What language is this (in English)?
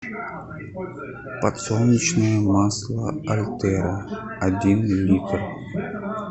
Russian